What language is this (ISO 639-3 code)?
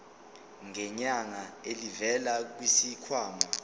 zul